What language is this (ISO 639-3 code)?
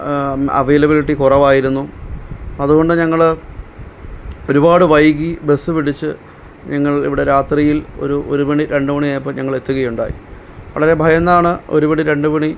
mal